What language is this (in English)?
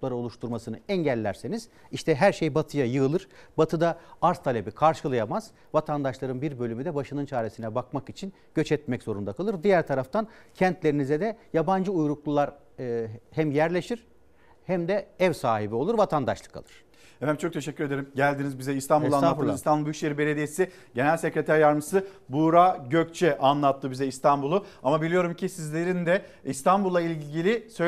Turkish